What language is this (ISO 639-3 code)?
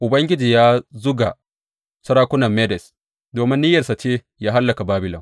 hau